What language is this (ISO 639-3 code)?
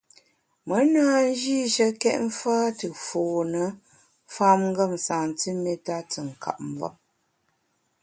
bax